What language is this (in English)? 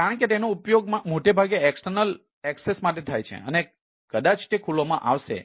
Gujarati